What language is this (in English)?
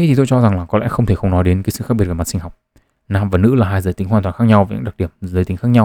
Vietnamese